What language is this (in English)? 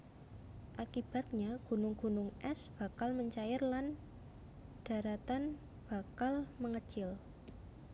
Javanese